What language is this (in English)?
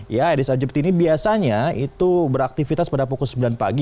Indonesian